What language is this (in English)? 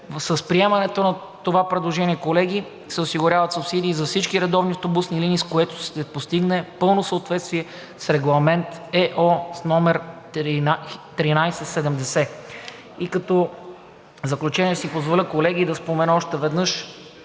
Bulgarian